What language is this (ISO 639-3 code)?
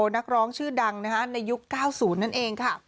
tha